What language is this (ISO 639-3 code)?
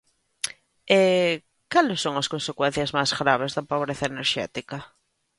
glg